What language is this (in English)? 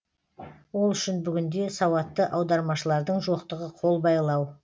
Kazakh